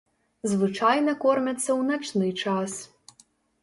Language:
Belarusian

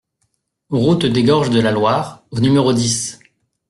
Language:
French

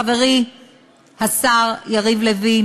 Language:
Hebrew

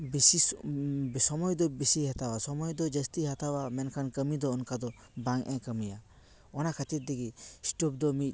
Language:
Santali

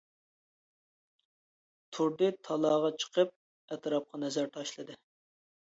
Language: Uyghur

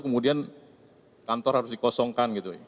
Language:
Indonesian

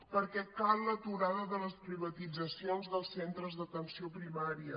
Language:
Catalan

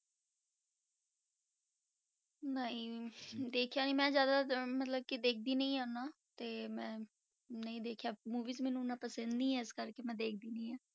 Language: Punjabi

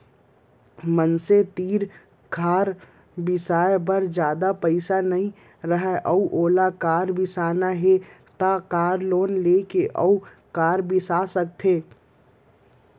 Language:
Chhattisgarhi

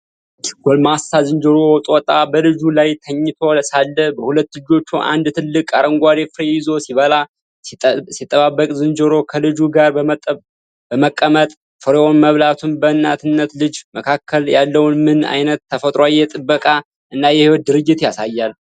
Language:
Amharic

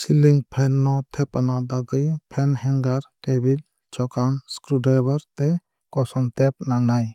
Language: Kok Borok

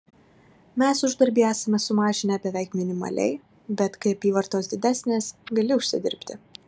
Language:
Lithuanian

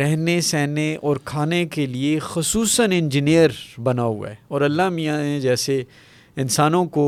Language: Urdu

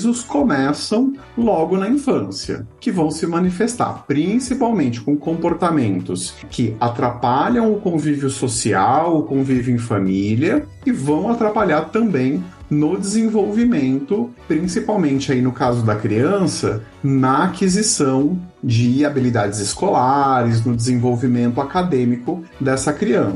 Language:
Portuguese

